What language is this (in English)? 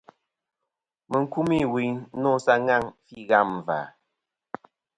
Kom